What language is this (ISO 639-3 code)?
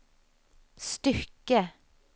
swe